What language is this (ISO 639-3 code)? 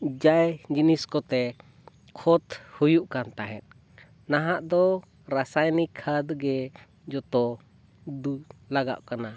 sat